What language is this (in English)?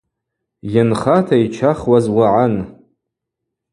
Abaza